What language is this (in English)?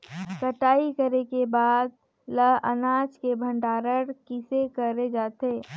Chhattisgarhi